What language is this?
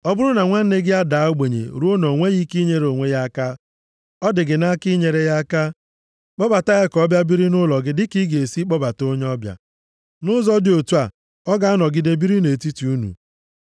Igbo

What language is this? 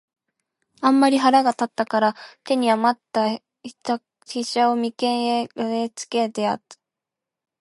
Japanese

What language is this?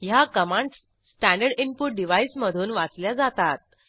Marathi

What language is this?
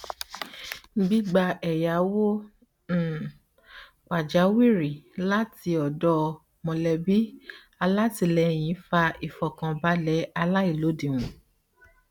Yoruba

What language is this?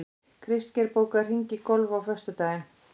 Icelandic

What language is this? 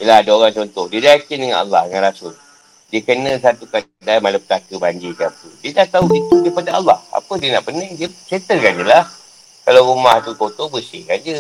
Malay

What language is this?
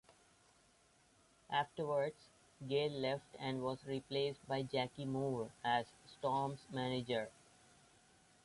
English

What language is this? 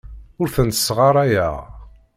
Kabyle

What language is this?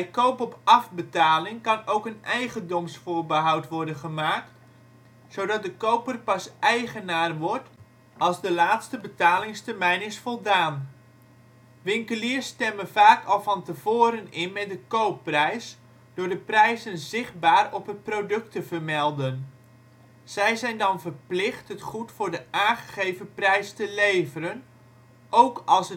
Dutch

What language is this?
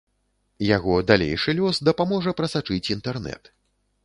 Belarusian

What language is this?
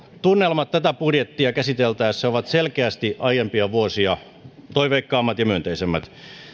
Finnish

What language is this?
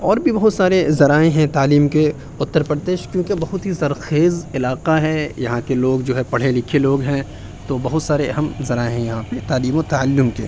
Urdu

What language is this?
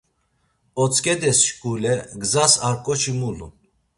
Laz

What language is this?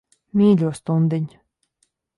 Latvian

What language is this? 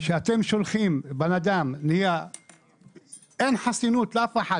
Hebrew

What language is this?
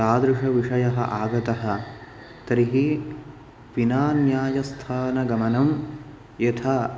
Sanskrit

